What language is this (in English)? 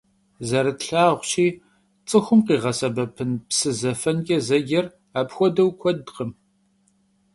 Kabardian